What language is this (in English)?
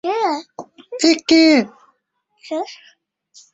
Uzbek